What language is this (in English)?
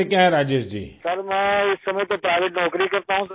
Urdu